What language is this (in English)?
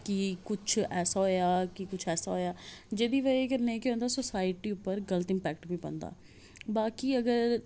Dogri